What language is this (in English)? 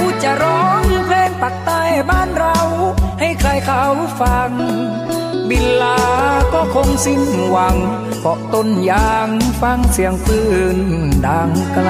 Thai